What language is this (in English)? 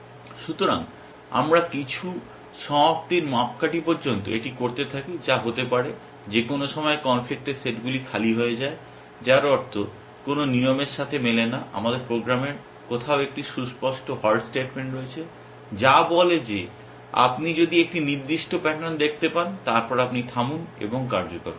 Bangla